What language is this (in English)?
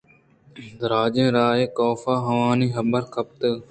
Eastern Balochi